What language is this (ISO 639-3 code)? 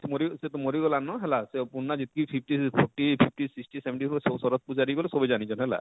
ori